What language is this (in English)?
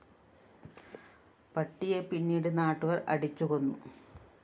Malayalam